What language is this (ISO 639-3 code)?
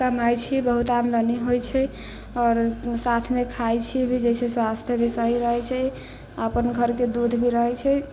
mai